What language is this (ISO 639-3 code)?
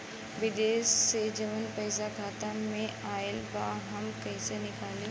bho